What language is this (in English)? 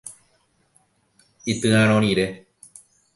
Guarani